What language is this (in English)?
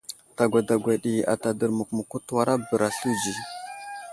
Wuzlam